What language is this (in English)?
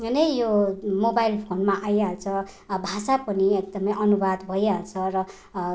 Nepali